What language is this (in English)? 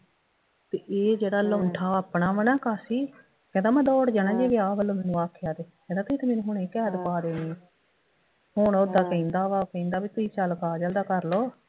Punjabi